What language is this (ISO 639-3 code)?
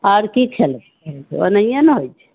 mai